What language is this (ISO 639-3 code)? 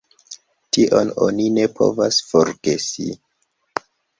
epo